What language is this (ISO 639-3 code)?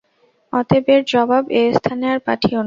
ben